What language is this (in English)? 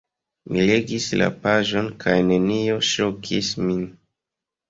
Esperanto